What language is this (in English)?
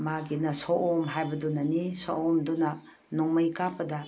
Manipuri